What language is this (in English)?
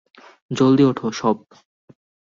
Bangla